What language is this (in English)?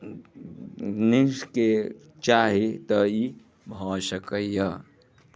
Maithili